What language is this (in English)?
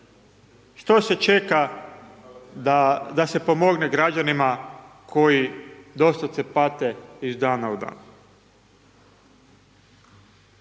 Croatian